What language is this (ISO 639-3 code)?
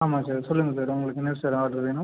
tam